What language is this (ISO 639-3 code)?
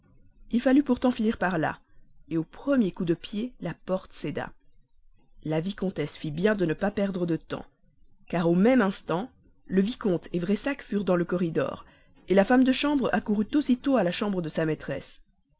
fra